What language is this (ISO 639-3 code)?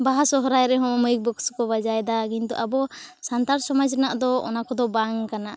sat